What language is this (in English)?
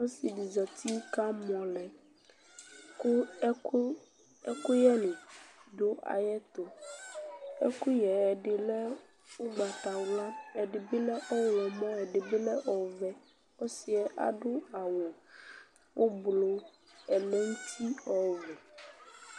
Ikposo